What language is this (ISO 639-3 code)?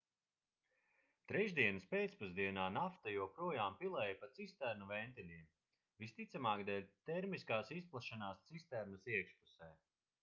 lav